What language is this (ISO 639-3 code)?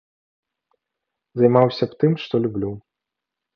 bel